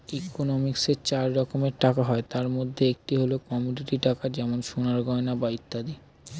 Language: Bangla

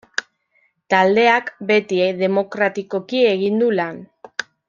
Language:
Basque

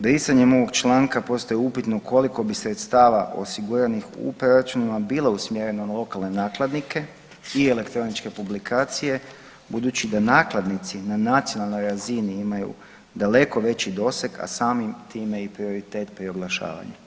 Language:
Croatian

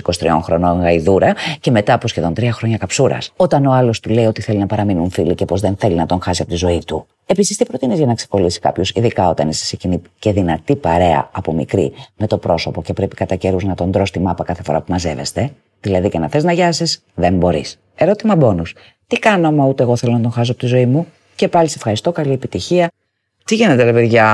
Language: Greek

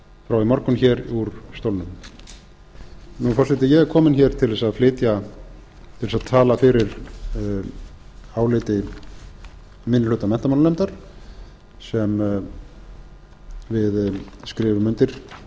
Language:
Icelandic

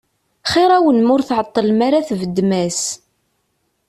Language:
Kabyle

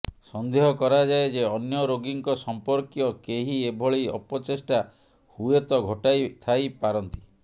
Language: Odia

